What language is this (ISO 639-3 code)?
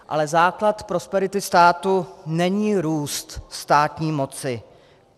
ces